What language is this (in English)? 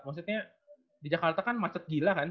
Indonesian